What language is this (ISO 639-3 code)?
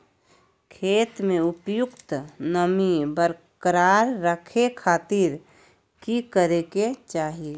mag